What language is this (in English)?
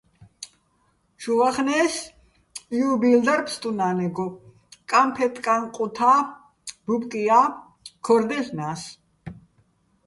Bats